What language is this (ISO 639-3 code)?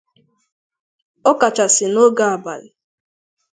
ibo